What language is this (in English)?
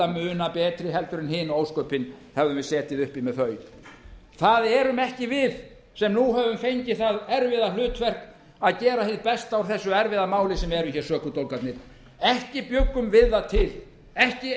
Icelandic